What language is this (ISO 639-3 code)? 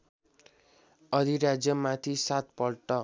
nep